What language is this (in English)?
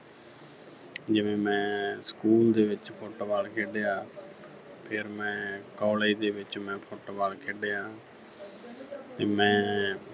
Punjabi